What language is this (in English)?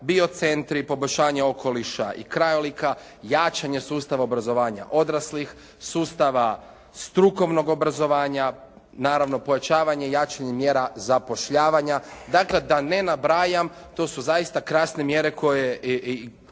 Croatian